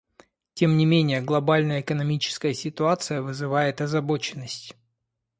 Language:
Russian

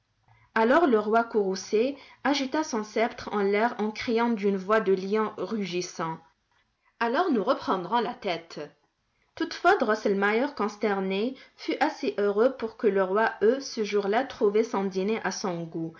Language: French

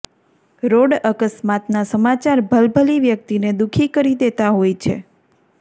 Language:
Gujarati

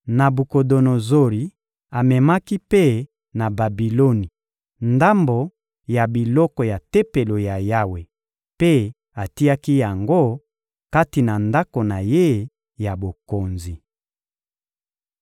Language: Lingala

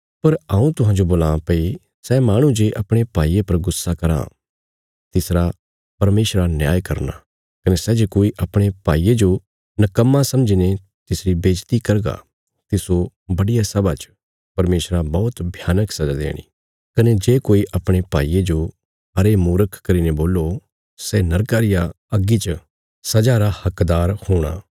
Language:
Bilaspuri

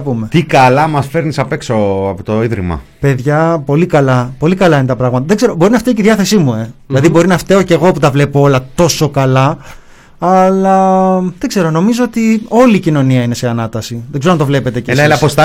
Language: Greek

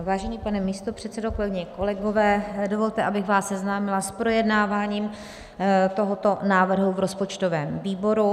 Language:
Czech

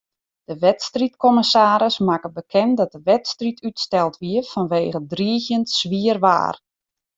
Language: Western Frisian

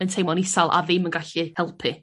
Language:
Welsh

